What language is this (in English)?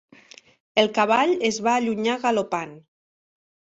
Catalan